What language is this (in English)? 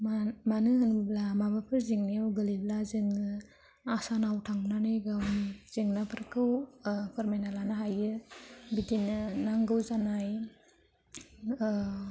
Bodo